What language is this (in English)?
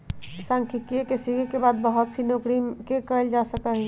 Magahi